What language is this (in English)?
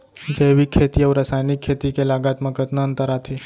Chhattisgarhi